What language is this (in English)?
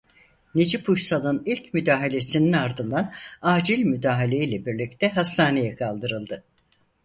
Turkish